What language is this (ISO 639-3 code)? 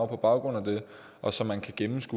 dan